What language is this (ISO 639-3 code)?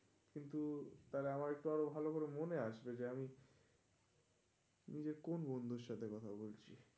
ben